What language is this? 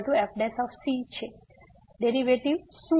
Gujarati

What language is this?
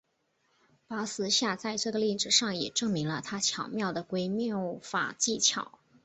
Chinese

